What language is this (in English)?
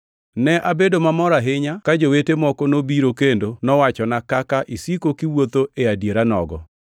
Luo (Kenya and Tanzania)